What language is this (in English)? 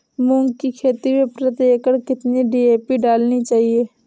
Hindi